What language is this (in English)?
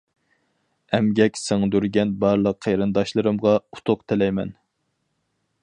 Uyghur